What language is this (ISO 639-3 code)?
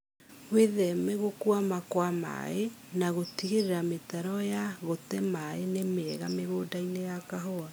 kik